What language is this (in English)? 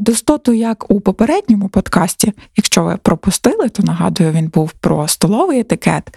Ukrainian